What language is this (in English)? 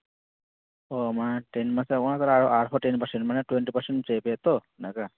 Santali